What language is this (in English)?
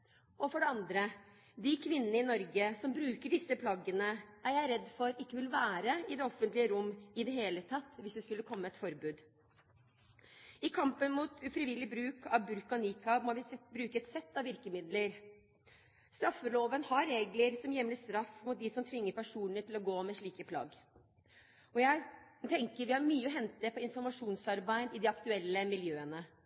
Norwegian Bokmål